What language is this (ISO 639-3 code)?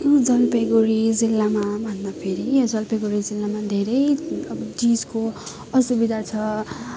nep